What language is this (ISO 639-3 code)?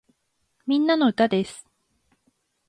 jpn